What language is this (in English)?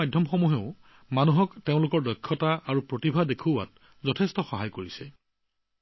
Assamese